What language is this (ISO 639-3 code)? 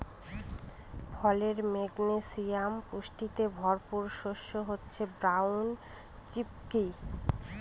ben